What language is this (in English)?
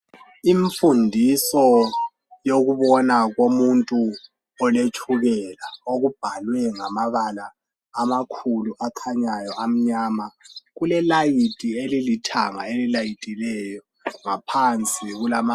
North Ndebele